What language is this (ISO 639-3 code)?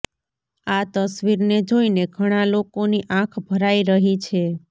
guj